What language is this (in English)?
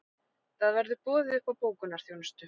Icelandic